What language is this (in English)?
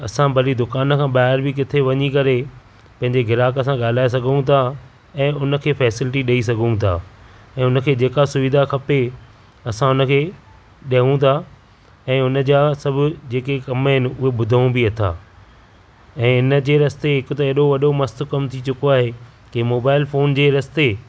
Sindhi